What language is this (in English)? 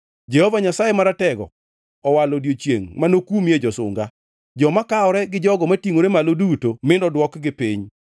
Luo (Kenya and Tanzania)